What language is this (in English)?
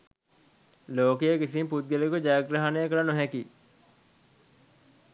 Sinhala